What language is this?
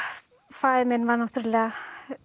Icelandic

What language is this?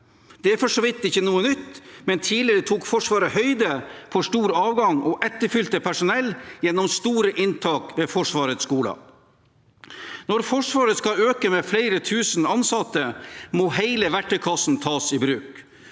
Norwegian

